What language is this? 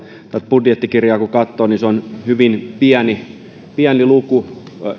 Finnish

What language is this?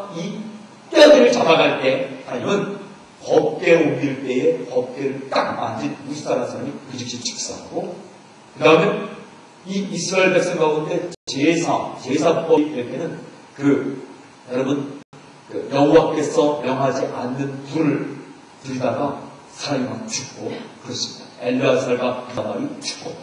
Korean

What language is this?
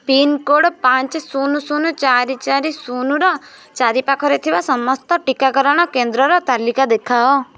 Odia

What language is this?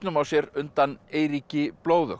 Icelandic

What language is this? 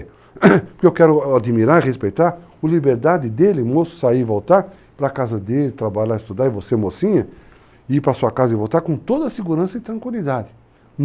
Portuguese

